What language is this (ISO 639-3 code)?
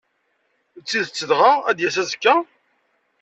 kab